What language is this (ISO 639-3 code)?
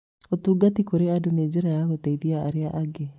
kik